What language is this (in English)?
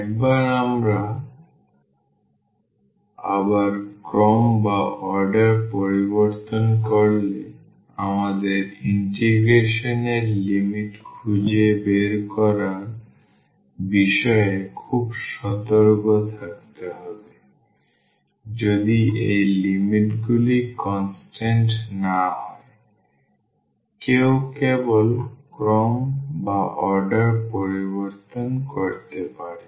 Bangla